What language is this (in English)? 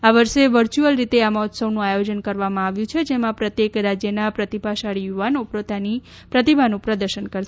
Gujarati